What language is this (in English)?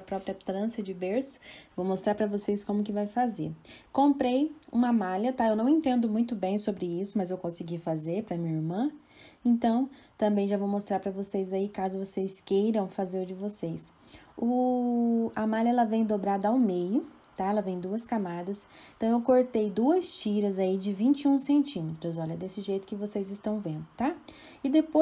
Portuguese